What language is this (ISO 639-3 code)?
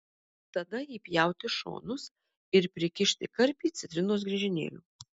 lit